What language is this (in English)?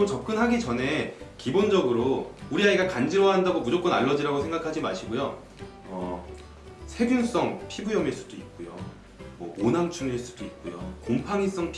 Korean